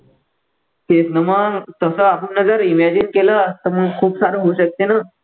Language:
Marathi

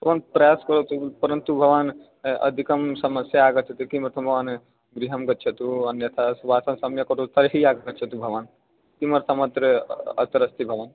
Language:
Sanskrit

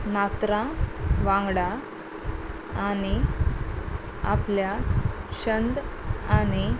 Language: Konkani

